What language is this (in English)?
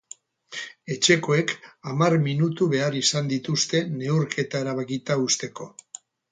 Basque